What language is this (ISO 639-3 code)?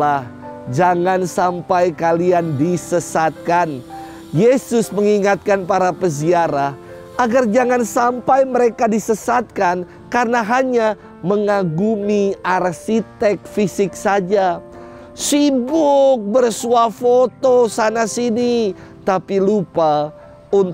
ind